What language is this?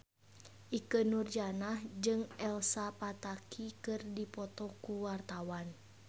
Sundanese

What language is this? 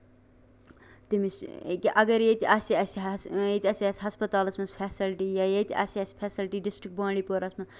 Kashmiri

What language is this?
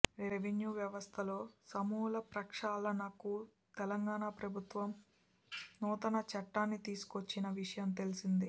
Telugu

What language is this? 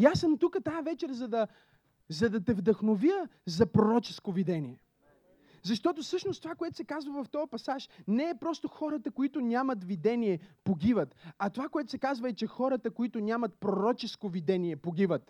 Bulgarian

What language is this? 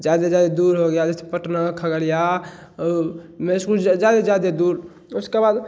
Hindi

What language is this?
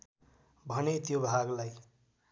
Nepali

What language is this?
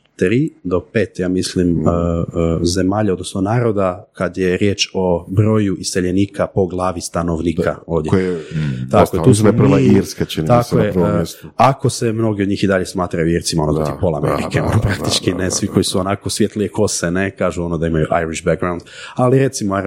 Croatian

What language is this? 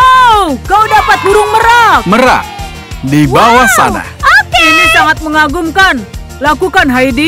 Indonesian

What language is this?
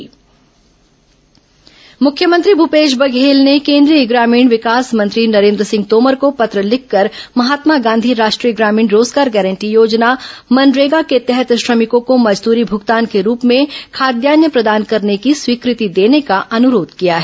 Hindi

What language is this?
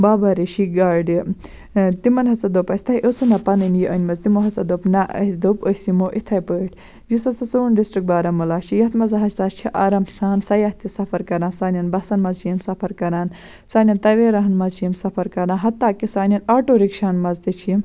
Kashmiri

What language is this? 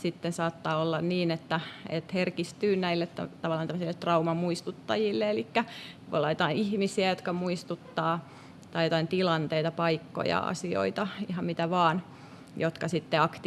Finnish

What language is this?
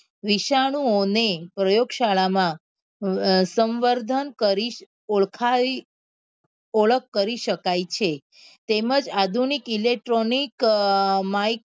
Gujarati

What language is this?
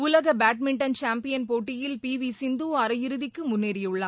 Tamil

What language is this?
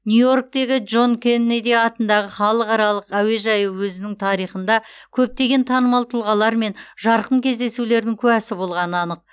Kazakh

